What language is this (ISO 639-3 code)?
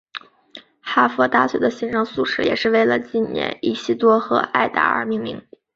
zho